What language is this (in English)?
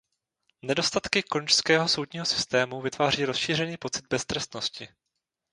Czech